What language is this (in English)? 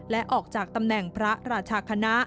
Thai